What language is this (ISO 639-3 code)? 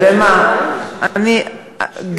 heb